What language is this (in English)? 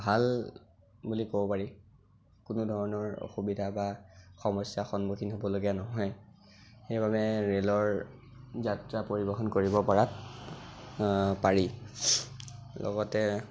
Assamese